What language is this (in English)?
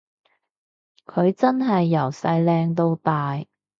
Cantonese